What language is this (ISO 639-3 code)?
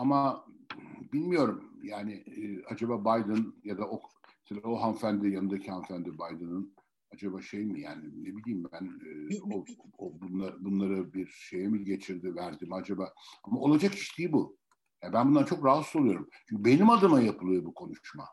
tur